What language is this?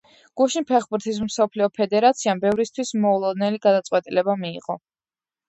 Georgian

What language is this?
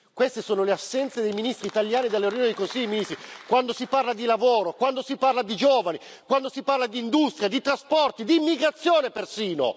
Italian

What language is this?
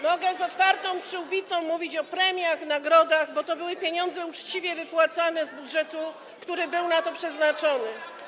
Polish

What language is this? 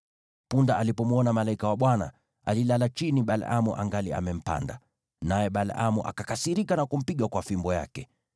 Swahili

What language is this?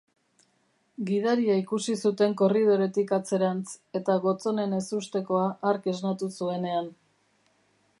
Basque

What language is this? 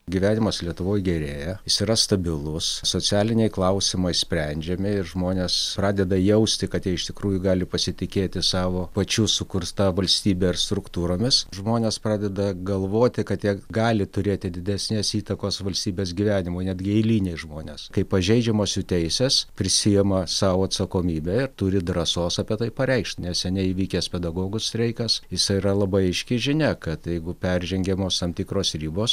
Lithuanian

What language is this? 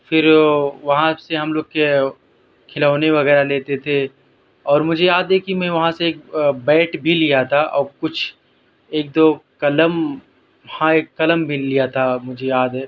Urdu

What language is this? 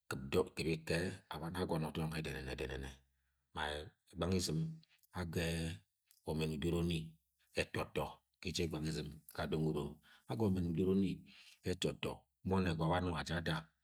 Agwagwune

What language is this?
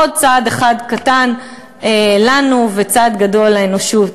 Hebrew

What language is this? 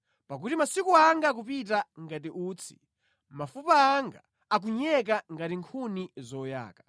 Nyanja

